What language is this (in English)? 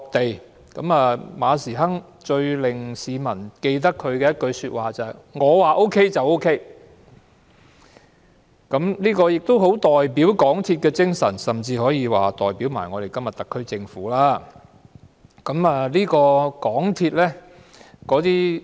Cantonese